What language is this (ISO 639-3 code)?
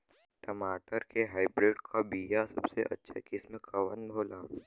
bho